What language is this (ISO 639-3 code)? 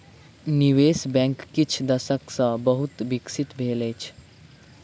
mai